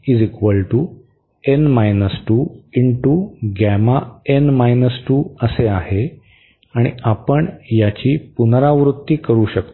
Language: Marathi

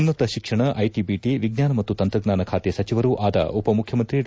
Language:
Kannada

